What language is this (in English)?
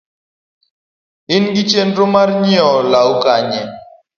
Luo (Kenya and Tanzania)